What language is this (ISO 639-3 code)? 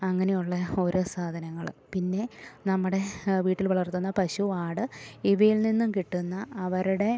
mal